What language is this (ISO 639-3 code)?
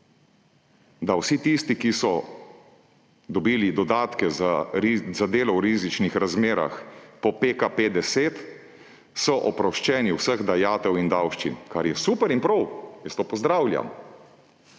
slv